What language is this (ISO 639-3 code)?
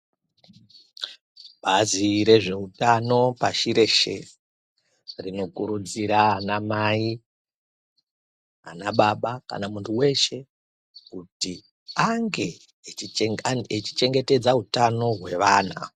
ndc